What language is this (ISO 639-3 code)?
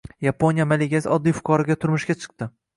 uzb